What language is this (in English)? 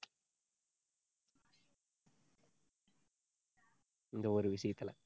Tamil